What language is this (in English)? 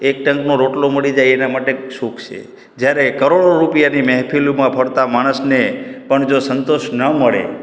Gujarati